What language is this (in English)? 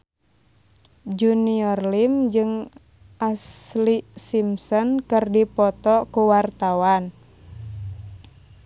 Sundanese